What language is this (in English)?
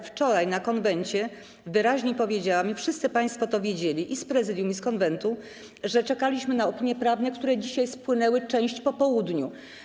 Polish